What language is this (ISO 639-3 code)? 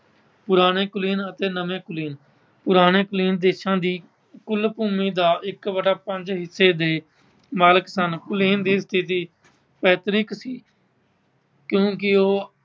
pan